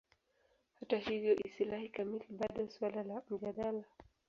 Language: Swahili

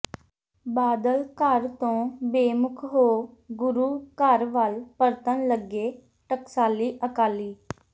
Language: Punjabi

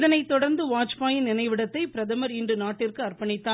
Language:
Tamil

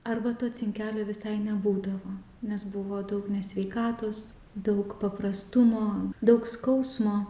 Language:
Lithuanian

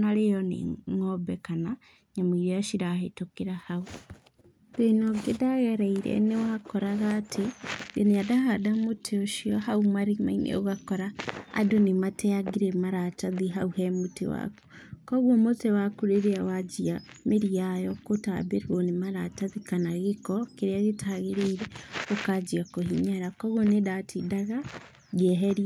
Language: Kikuyu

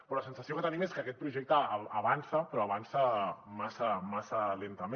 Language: Catalan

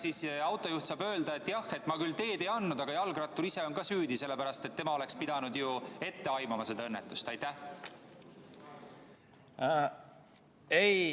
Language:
Estonian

